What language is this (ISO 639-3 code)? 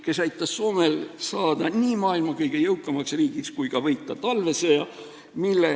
est